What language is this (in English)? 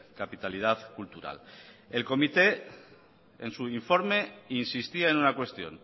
Spanish